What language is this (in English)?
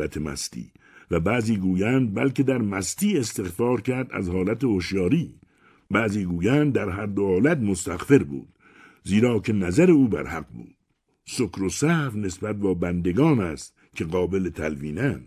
Persian